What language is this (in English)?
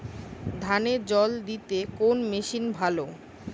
Bangla